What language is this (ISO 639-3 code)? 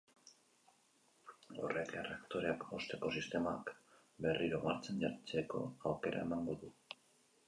eus